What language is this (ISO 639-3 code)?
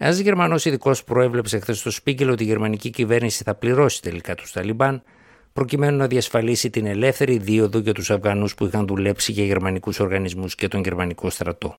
ell